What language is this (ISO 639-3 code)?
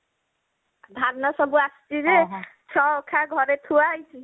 ori